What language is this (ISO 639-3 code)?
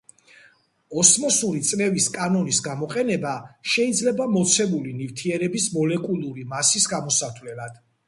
kat